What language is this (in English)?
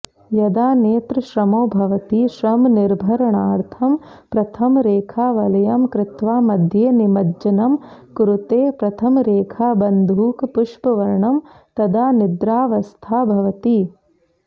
Sanskrit